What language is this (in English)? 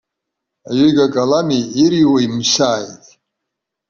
Abkhazian